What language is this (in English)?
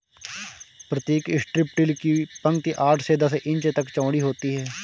Hindi